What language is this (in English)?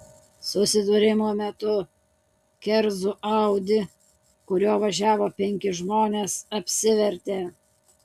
Lithuanian